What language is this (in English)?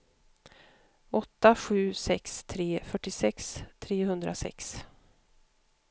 Swedish